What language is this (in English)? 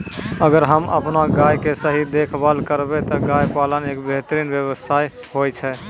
Maithili